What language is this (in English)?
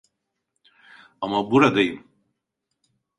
Turkish